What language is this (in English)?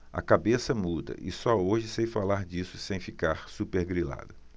Portuguese